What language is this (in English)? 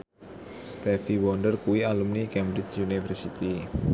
Javanese